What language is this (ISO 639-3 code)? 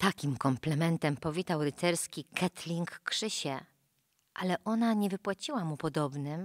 pol